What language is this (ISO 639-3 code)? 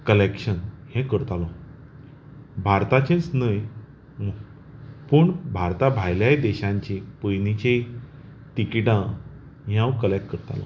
kok